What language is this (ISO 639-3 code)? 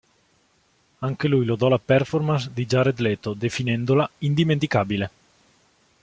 ita